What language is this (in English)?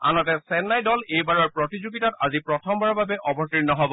Assamese